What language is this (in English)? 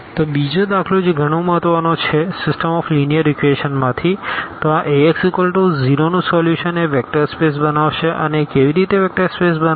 Gujarati